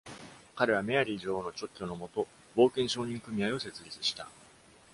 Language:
Japanese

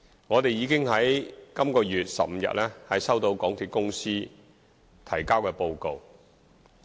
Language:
Cantonese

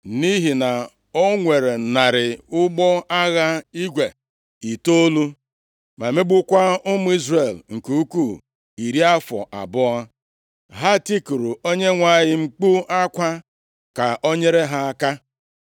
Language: Igbo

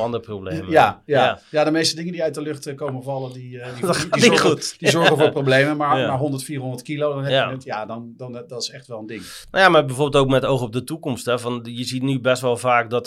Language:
Dutch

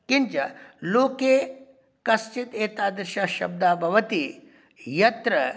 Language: Sanskrit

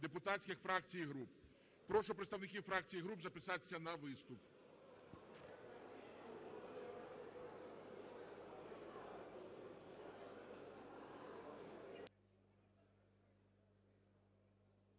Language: Ukrainian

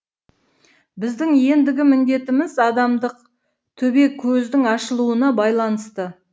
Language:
Kazakh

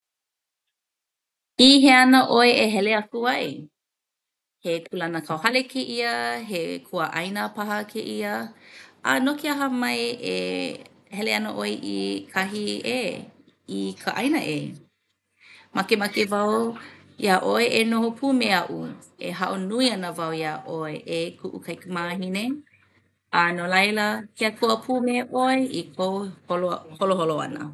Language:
Hawaiian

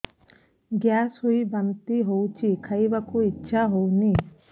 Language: Odia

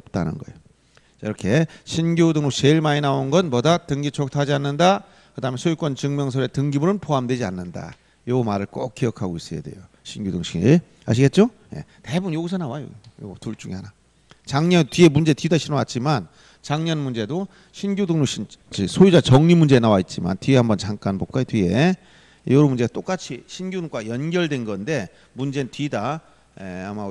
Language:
Korean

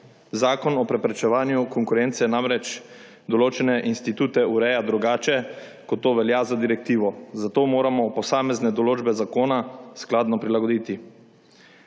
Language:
Slovenian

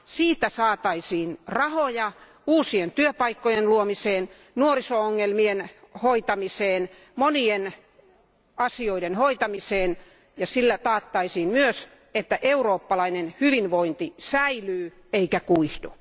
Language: Finnish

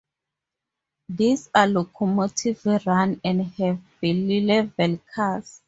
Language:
English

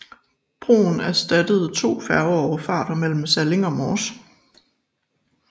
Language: Danish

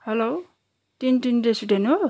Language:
Nepali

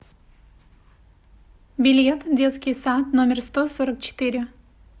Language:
Russian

